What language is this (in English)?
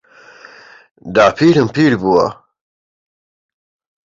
Central Kurdish